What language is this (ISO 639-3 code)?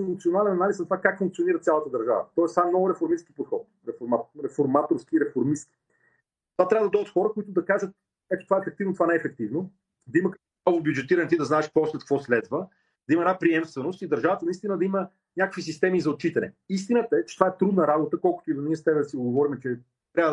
bul